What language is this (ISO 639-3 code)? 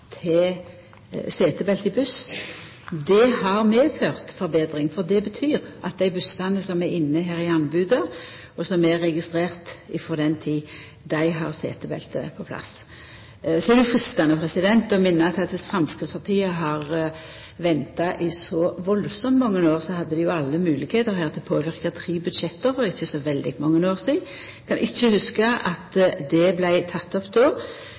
nno